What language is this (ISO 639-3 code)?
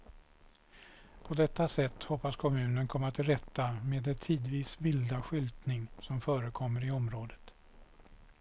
swe